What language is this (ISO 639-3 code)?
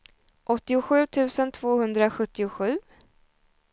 swe